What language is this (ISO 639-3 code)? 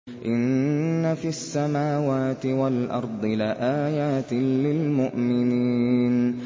ara